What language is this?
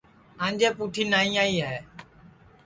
Sansi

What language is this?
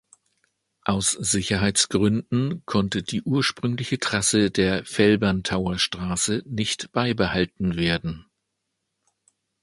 German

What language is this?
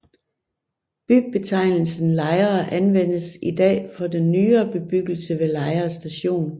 Danish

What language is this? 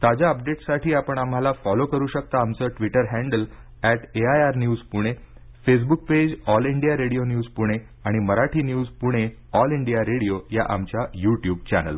Marathi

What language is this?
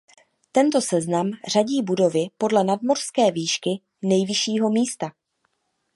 Czech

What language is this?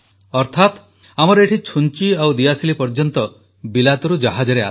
Odia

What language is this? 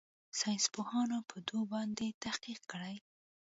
Pashto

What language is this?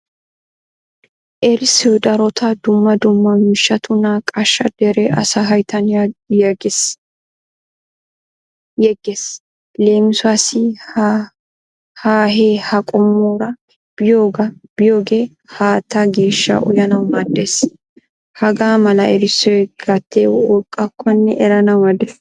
Wolaytta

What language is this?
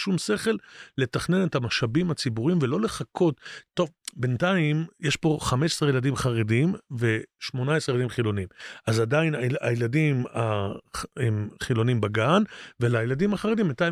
Hebrew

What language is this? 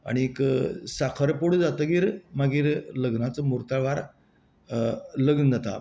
Konkani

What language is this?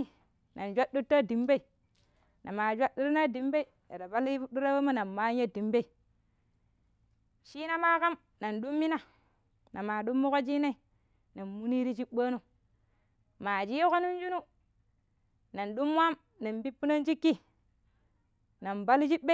Pero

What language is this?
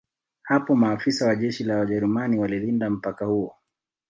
Swahili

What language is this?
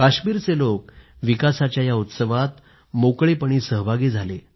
Marathi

